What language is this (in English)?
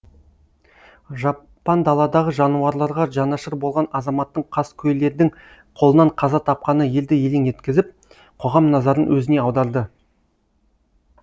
Kazakh